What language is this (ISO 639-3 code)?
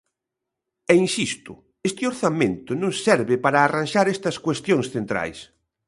glg